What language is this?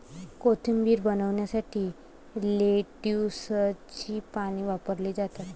Marathi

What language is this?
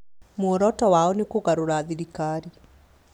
Kikuyu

